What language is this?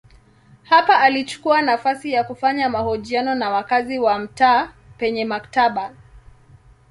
Swahili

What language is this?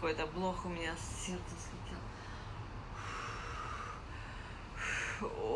Russian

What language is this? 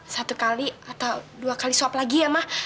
Indonesian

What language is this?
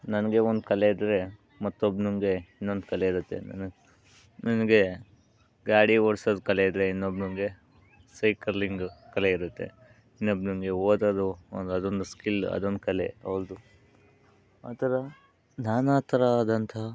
Kannada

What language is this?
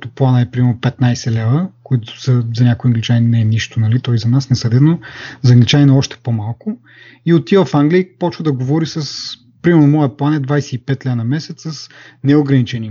Bulgarian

